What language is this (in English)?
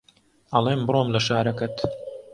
Central Kurdish